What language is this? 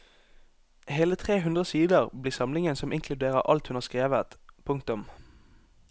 Norwegian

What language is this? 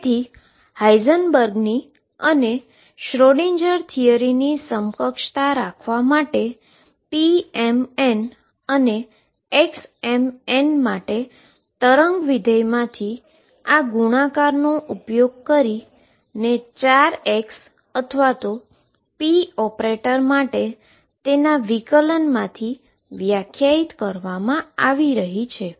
Gujarati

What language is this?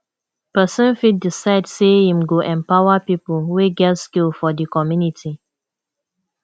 Nigerian Pidgin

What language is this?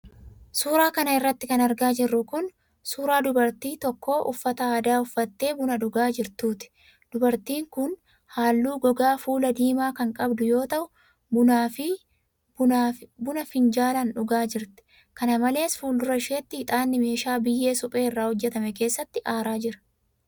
Oromo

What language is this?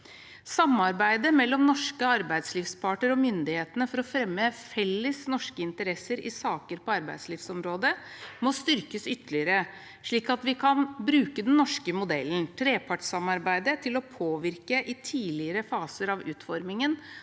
Norwegian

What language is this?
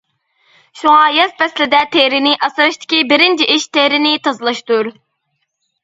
Uyghur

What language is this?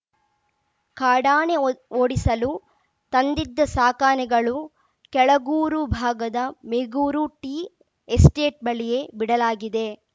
Kannada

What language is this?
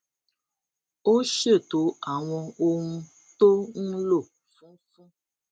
Yoruba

